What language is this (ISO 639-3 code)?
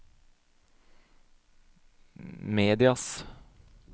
nor